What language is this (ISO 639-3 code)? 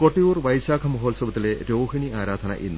mal